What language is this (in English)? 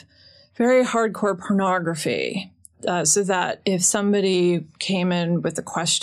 English